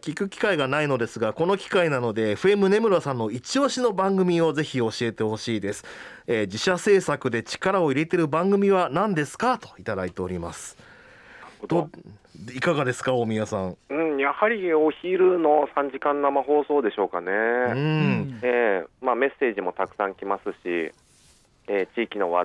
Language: Japanese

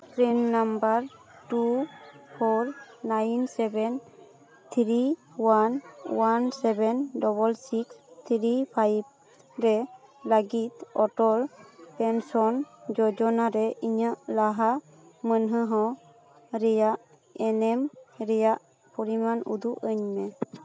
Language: Santali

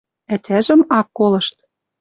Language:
Western Mari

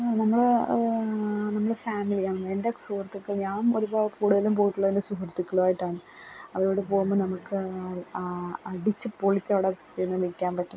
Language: Malayalam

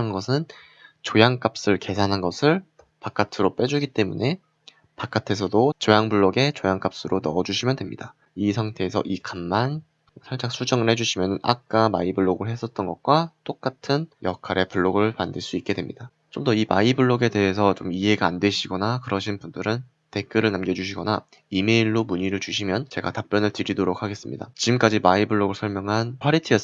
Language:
Korean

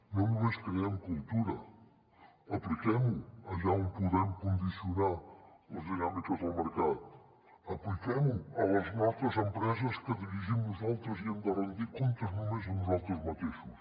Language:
Catalan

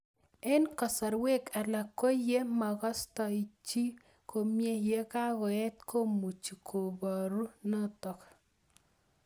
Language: Kalenjin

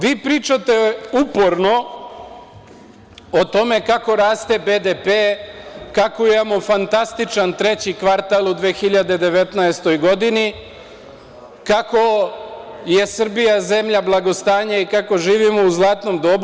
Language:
Serbian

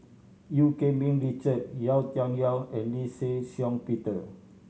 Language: English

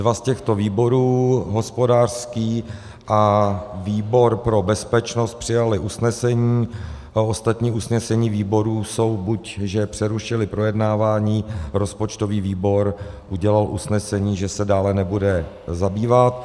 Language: Czech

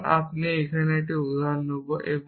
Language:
Bangla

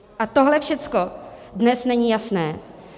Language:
Czech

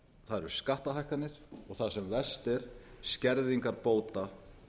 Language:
Icelandic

